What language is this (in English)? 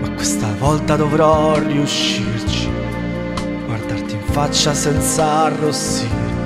Italian